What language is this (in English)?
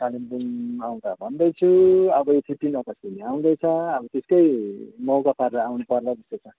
Nepali